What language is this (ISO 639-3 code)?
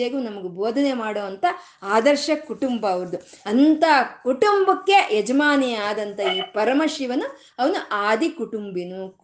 kan